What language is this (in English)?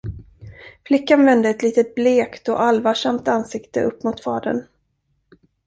Swedish